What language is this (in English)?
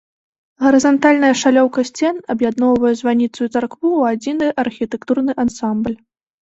Belarusian